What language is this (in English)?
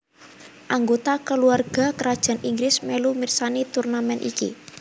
Javanese